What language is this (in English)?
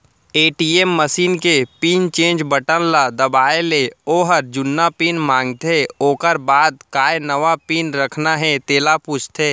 Chhattisgarhi